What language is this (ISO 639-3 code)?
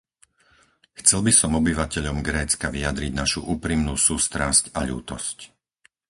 slk